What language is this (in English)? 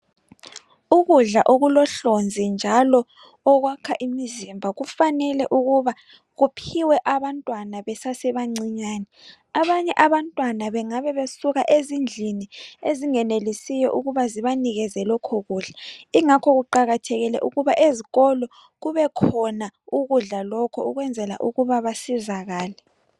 North Ndebele